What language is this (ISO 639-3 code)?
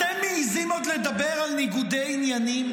heb